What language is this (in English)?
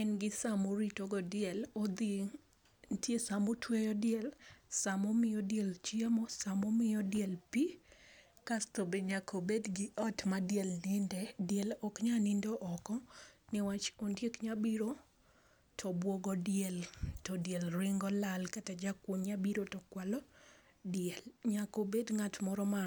Luo (Kenya and Tanzania)